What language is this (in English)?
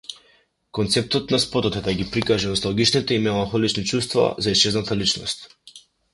Macedonian